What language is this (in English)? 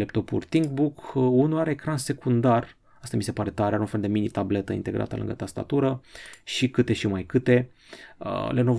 Romanian